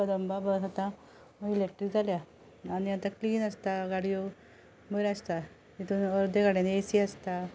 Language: Konkani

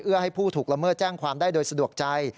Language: Thai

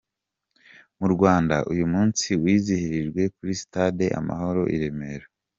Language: Kinyarwanda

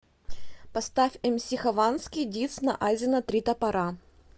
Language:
Russian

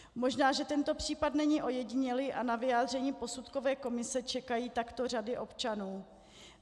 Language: Czech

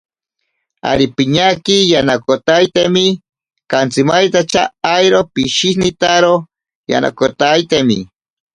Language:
Ashéninka Perené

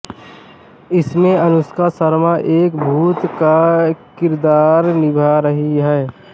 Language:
Hindi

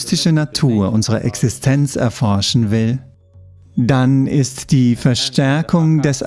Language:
German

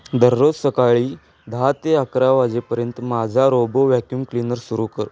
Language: Marathi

